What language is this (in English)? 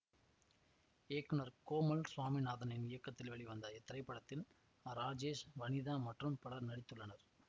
Tamil